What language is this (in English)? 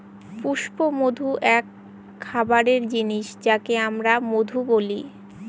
Bangla